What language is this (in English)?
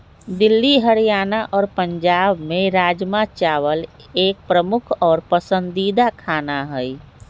Magahi